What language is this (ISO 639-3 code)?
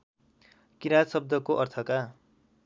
nep